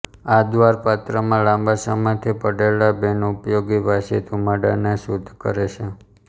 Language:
Gujarati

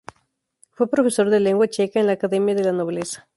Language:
Spanish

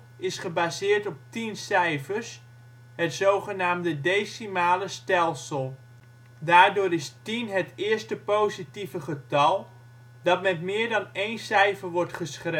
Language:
Dutch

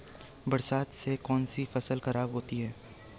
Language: Hindi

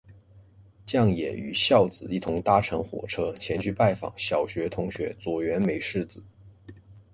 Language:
Chinese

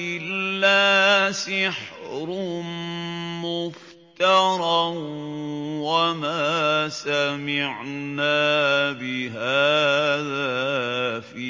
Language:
Arabic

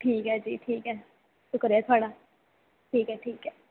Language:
Dogri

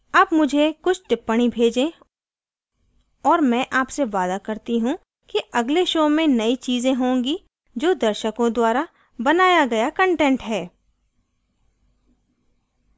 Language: Hindi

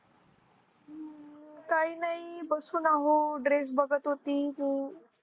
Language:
Marathi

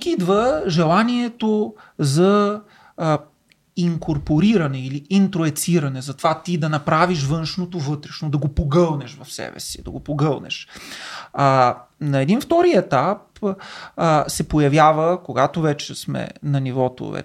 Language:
Bulgarian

